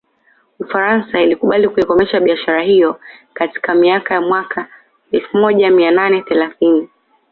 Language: Swahili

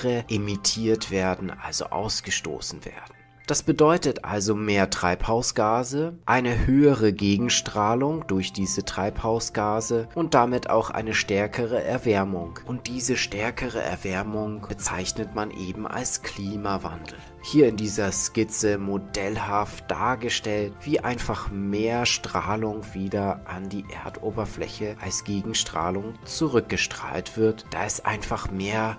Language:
German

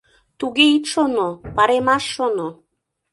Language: Mari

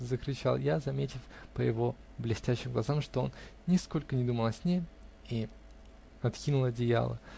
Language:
Russian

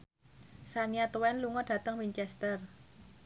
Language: Javanese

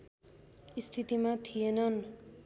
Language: Nepali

